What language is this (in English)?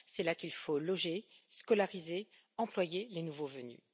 French